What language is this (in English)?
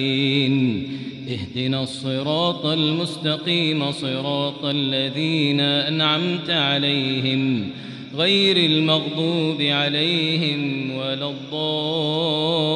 Arabic